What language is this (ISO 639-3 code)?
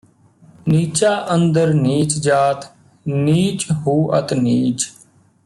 pan